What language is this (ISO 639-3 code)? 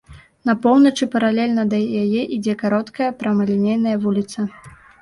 bel